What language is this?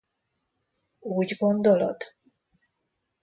Hungarian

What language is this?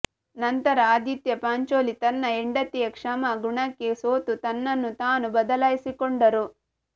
Kannada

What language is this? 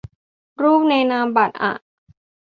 Thai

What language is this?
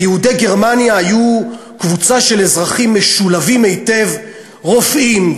Hebrew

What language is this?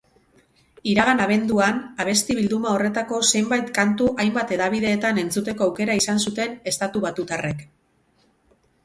Basque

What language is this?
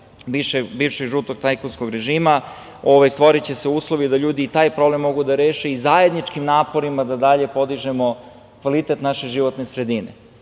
Serbian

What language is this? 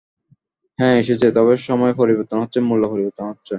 Bangla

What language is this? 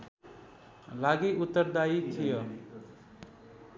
Nepali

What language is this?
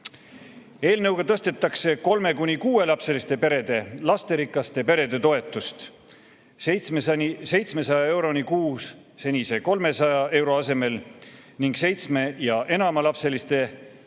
Estonian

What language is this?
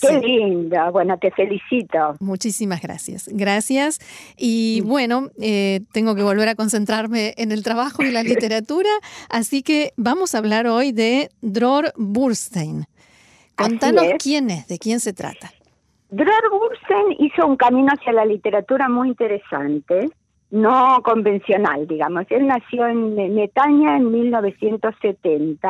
Spanish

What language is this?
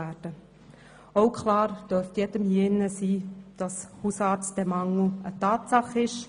Swiss German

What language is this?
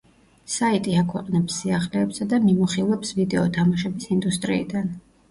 Georgian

